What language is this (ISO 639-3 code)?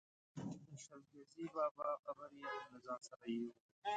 pus